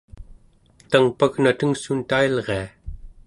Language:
Central Yupik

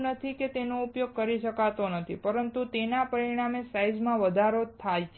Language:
Gujarati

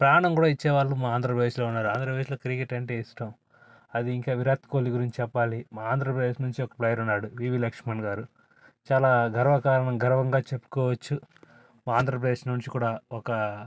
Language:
Telugu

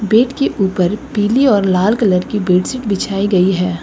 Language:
Hindi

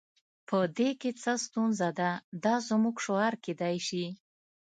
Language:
Pashto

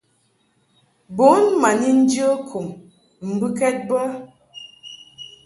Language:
Mungaka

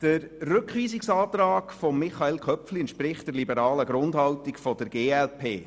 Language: Swiss German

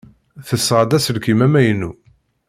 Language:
Kabyle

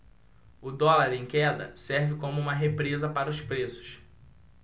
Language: Portuguese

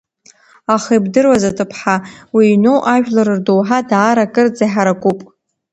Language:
Abkhazian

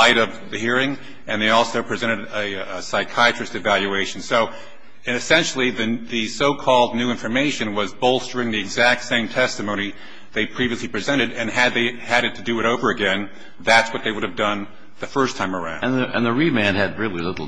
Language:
English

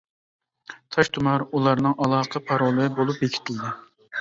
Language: Uyghur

